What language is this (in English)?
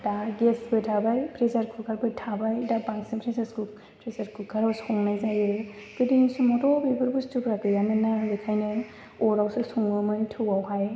Bodo